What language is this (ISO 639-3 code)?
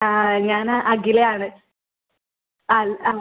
mal